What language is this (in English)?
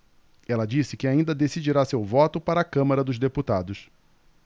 Portuguese